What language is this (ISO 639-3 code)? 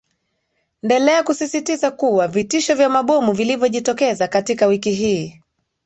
swa